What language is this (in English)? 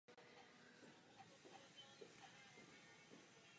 Czech